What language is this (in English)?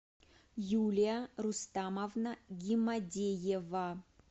Russian